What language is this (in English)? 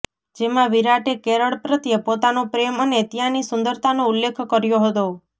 Gujarati